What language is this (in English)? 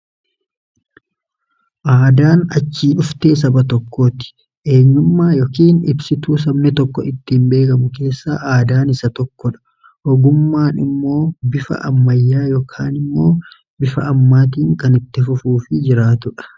Oromo